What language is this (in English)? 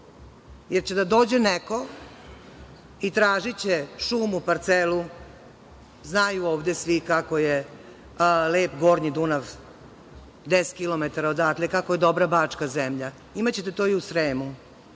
Serbian